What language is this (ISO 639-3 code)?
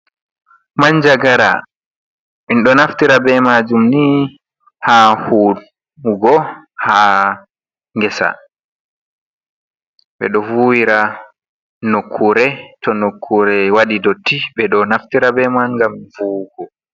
ful